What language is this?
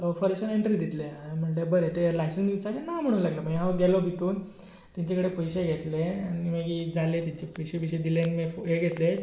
Konkani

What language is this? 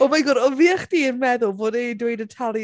Welsh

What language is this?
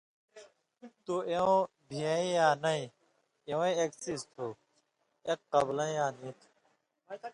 Indus Kohistani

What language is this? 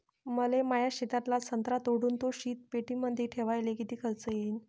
Marathi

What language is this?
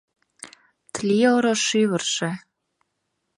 Mari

